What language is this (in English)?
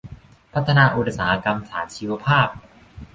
Thai